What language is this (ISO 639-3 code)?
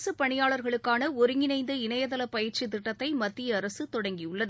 tam